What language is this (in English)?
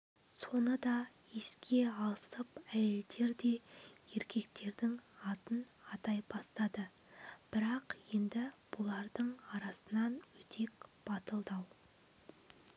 Kazakh